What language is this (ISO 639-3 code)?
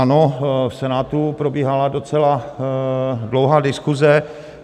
ces